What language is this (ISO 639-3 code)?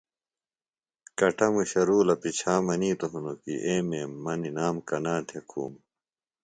phl